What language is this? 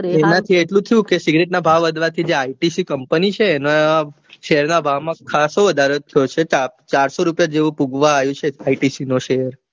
Gujarati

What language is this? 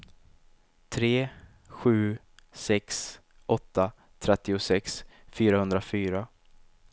Swedish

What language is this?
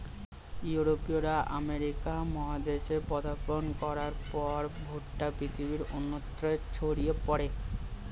Bangla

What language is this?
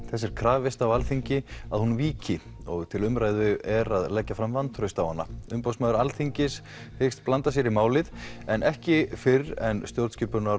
Icelandic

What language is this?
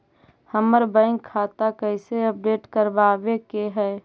Magahi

